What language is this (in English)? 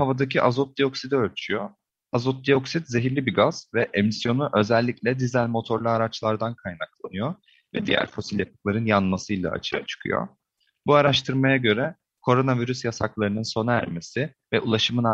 Turkish